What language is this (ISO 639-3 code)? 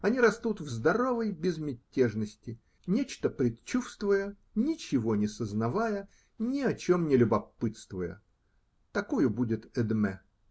rus